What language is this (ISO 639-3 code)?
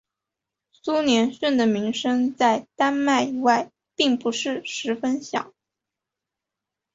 zho